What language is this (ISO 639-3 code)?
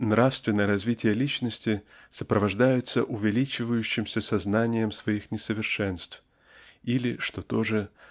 rus